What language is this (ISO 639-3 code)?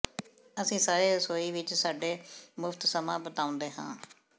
pan